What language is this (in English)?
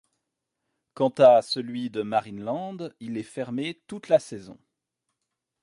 French